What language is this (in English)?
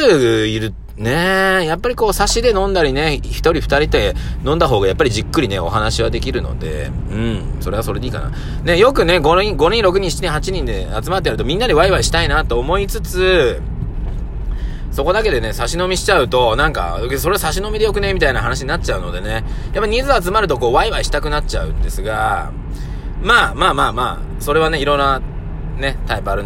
Japanese